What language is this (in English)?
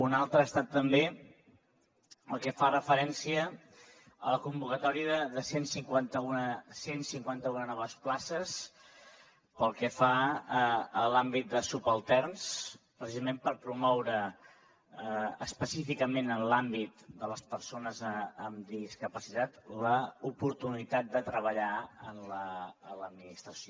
Catalan